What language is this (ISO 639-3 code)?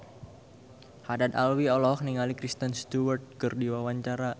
sun